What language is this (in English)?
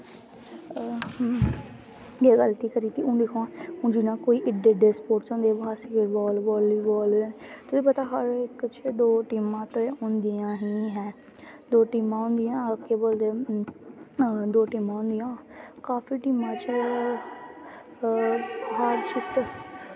Dogri